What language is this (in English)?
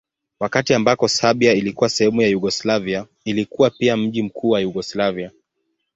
Swahili